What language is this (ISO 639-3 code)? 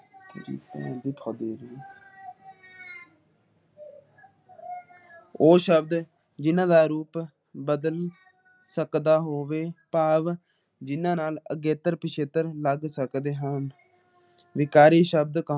pan